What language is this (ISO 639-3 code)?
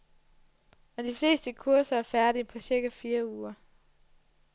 dan